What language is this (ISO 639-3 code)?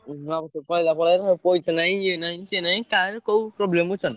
ori